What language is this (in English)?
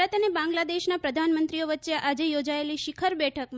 Gujarati